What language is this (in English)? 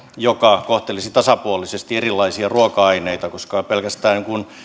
Finnish